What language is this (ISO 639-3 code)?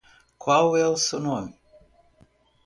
por